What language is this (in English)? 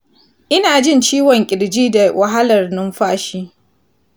Hausa